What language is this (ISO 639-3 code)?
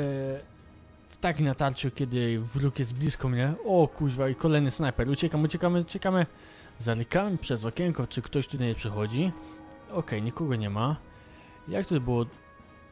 pol